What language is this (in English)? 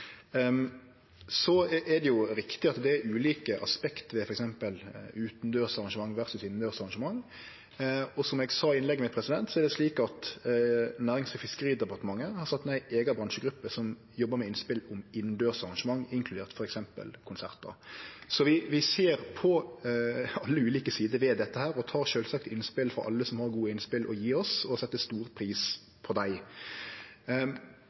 Norwegian Nynorsk